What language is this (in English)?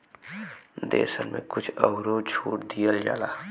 Bhojpuri